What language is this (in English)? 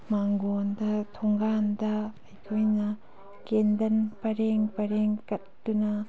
Manipuri